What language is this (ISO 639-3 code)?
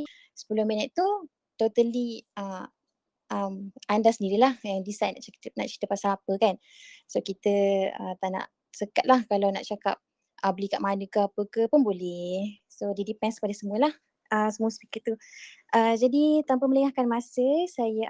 msa